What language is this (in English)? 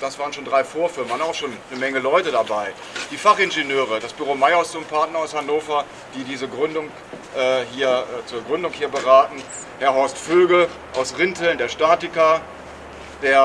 German